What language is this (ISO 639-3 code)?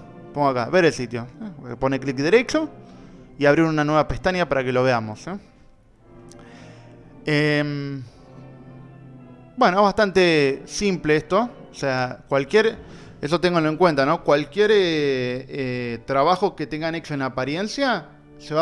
spa